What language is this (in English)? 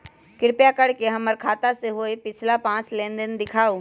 Magahi